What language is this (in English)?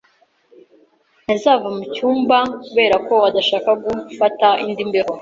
Kinyarwanda